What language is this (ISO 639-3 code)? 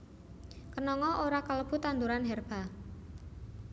jav